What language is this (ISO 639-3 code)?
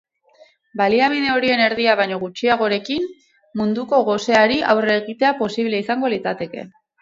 eus